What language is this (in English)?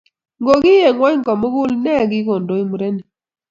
Kalenjin